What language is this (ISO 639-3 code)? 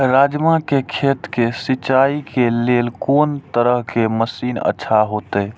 mai